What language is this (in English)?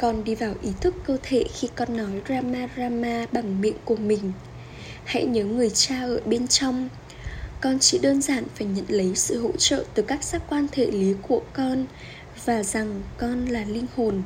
Vietnamese